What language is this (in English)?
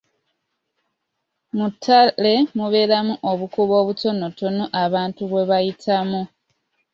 Ganda